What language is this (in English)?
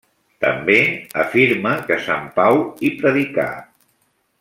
Catalan